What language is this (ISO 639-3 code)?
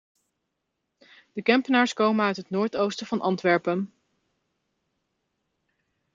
nld